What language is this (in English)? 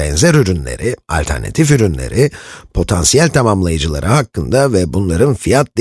Turkish